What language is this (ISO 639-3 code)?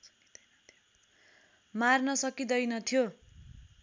nep